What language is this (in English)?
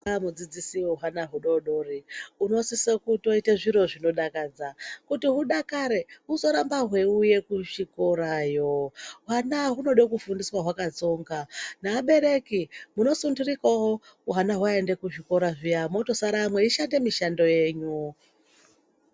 Ndau